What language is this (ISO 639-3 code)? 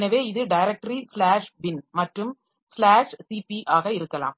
tam